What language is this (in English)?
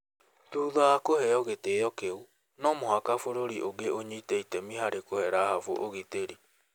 Kikuyu